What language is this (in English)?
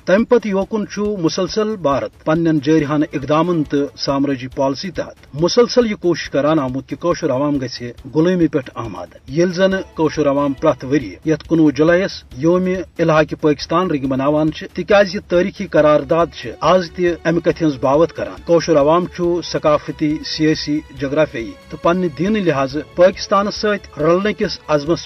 Urdu